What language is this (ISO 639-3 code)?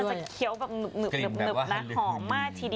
tha